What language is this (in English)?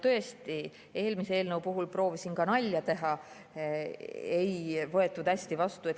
Estonian